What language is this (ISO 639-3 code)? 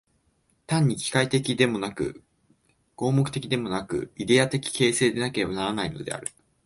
jpn